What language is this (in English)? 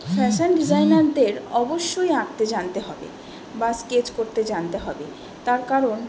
Bangla